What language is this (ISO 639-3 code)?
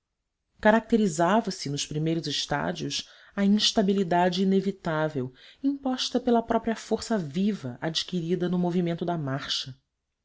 por